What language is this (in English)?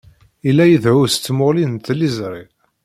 Kabyle